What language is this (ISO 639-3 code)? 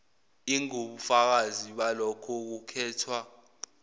zul